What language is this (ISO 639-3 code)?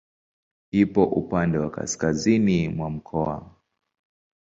swa